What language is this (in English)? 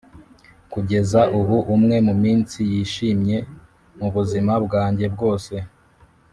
Kinyarwanda